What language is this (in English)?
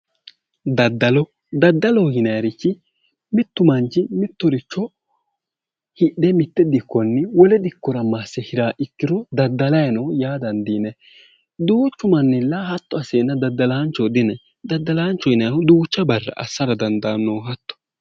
Sidamo